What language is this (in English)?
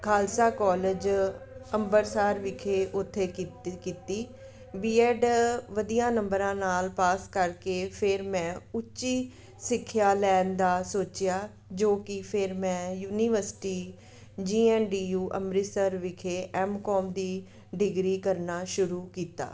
Punjabi